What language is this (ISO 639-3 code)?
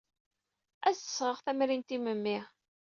kab